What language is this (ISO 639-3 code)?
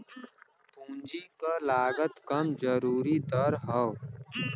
bho